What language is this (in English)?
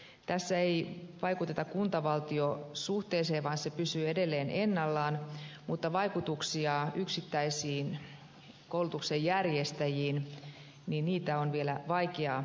Finnish